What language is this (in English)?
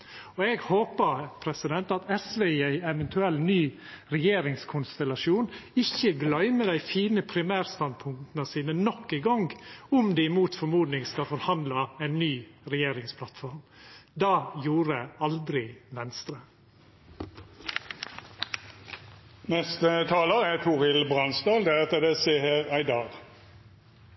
Norwegian Nynorsk